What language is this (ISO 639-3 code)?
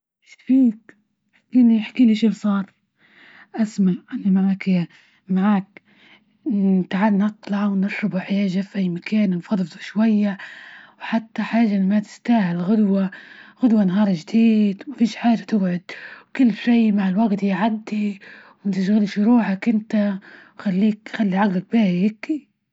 ayl